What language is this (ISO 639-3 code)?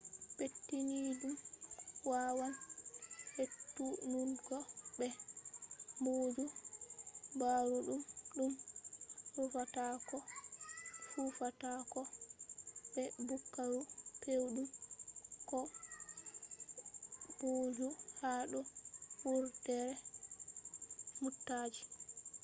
ful